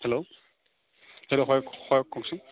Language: Assamese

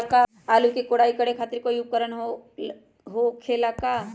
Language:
Magahi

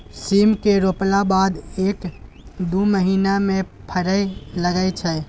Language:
Maithili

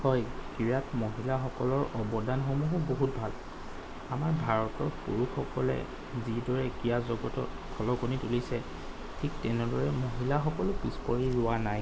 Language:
Assamese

